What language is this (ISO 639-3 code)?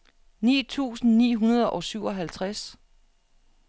dan